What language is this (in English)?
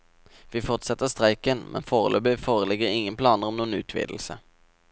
Norwegian